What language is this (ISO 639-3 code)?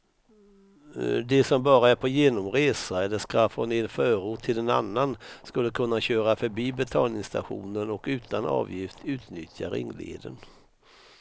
swe